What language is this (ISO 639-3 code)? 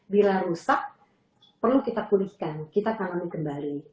ind